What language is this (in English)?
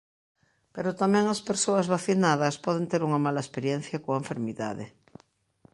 Galician